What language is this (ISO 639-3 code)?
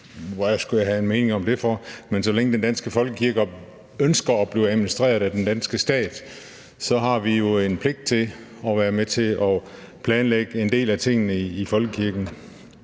dan